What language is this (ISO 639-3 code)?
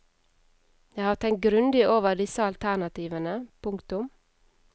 nor